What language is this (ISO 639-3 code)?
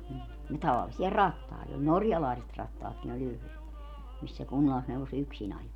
fin